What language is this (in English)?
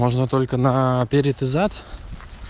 Russian